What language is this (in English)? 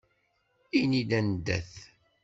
Kabyle